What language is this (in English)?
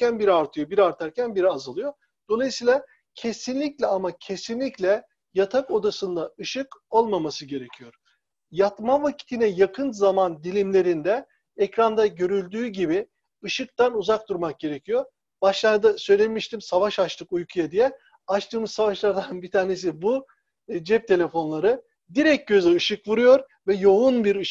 Turkish